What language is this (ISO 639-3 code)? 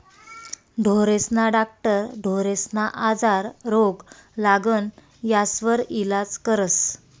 mar